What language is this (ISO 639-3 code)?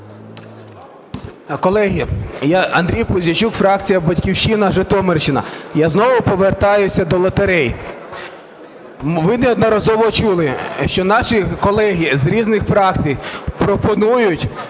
ukr